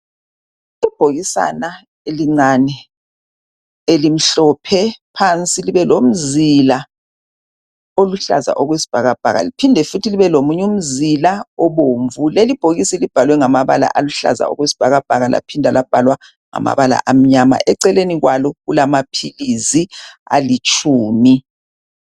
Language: North Ndebele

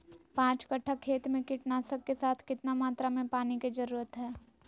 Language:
Magahi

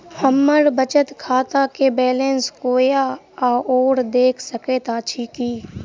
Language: Maithili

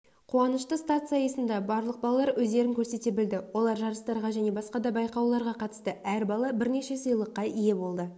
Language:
Kazakh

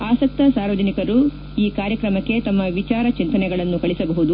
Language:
Kannada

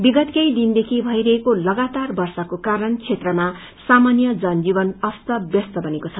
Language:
Nepali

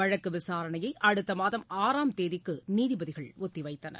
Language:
Tamil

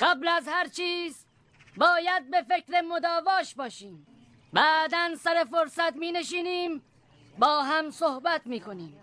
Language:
Persian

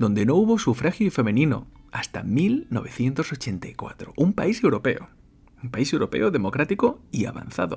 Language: Spanish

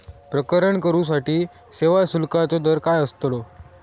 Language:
Marathi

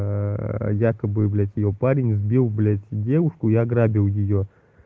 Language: Russian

